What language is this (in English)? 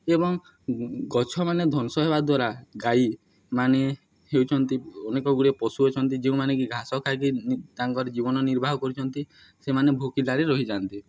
Odia